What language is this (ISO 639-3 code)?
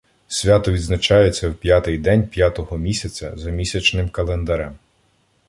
ukr